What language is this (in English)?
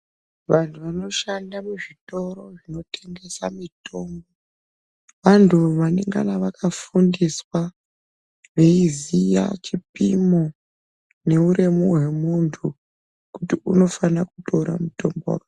Ndau